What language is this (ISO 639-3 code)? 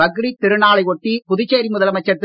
tam